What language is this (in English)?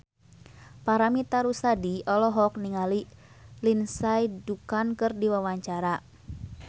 Sundanese